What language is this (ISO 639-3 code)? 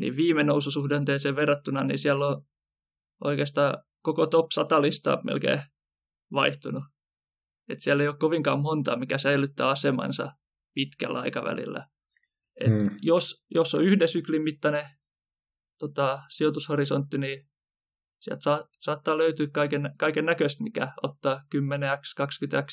fin